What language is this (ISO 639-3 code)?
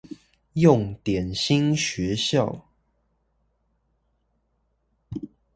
zho